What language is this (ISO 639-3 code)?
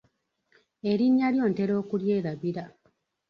lug